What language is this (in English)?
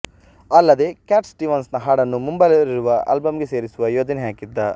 Kannada